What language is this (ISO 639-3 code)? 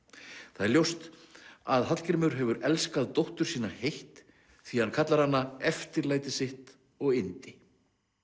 isl